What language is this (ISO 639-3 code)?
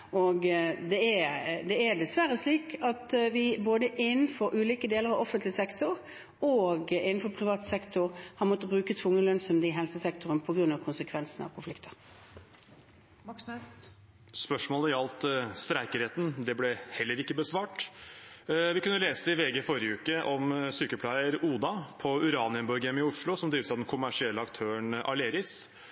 nor